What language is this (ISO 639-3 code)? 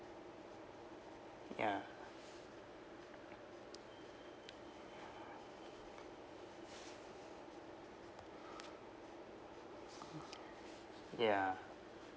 eng